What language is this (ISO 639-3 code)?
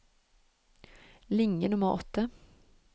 nor